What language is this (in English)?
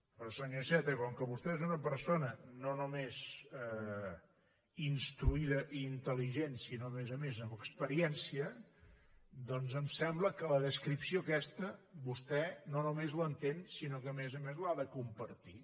Catalan